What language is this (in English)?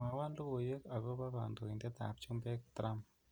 Kalenjin